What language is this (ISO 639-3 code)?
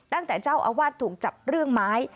tha